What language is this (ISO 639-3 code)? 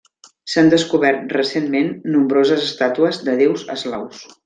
cat